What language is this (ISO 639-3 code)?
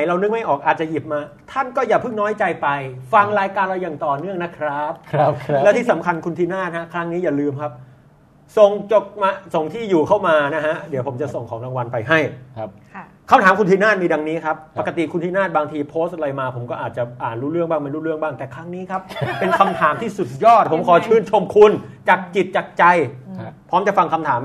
tha